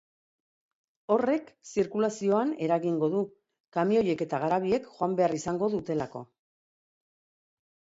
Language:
Basque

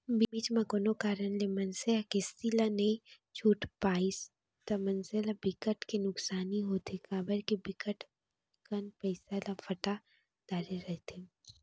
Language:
Chhattisgarhi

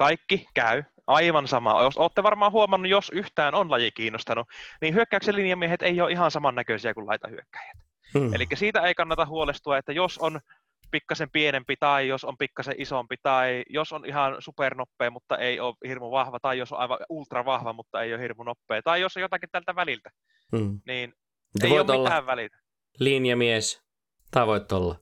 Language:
Finnish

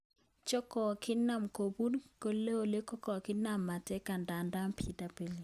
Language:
Kalenjin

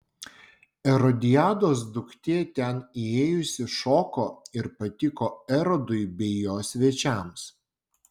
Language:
Lithuanian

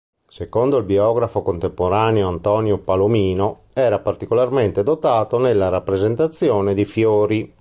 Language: Italian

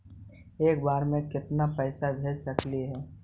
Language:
Magahi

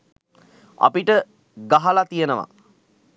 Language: Sinhala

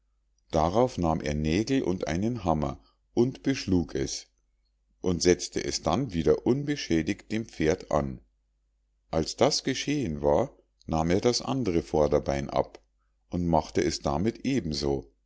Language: German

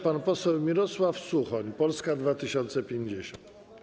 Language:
Polish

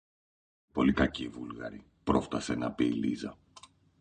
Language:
Greek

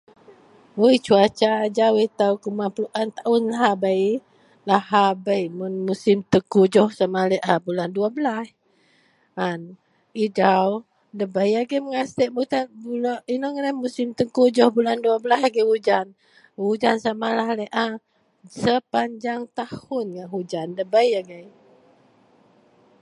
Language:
Central Melanau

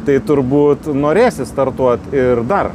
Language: Lithuanian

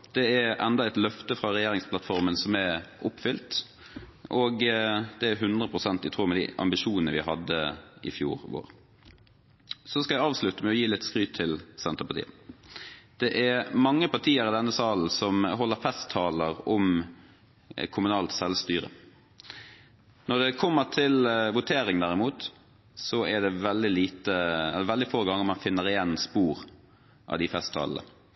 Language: Norwegian Bokmål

